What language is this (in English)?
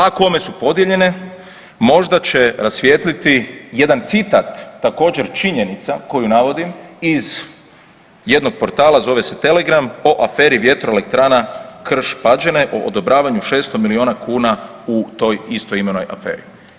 Croatian